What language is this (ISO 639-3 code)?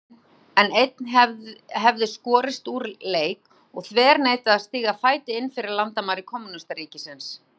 isl